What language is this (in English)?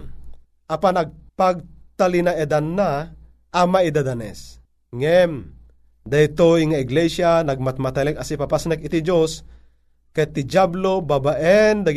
Filipino